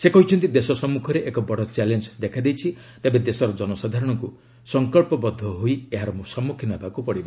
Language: Odia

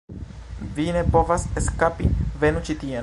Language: Esperanto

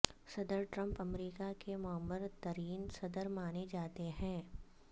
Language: Urdu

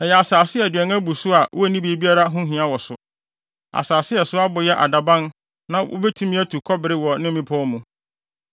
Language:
Akan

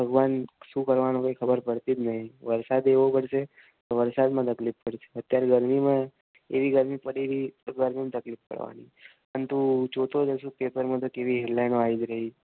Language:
Gujarati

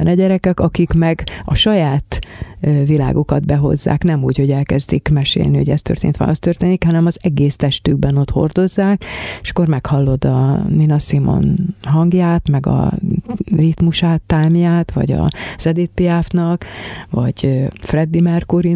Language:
Hungarian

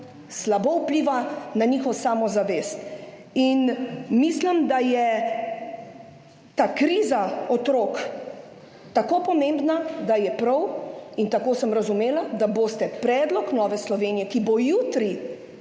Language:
Slovenian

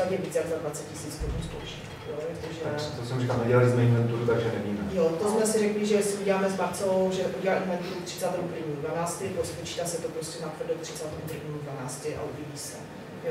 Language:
Czech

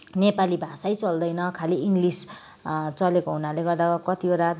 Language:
Nepali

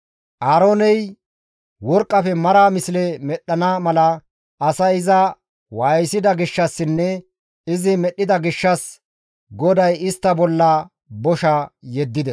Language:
Gamo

